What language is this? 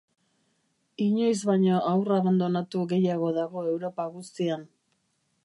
Basque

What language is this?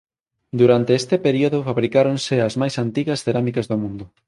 Galician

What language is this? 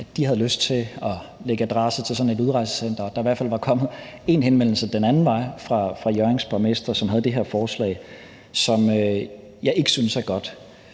Danish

